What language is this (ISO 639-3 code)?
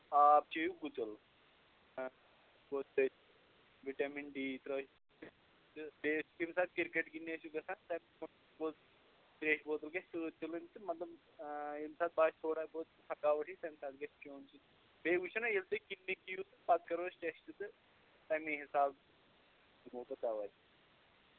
kas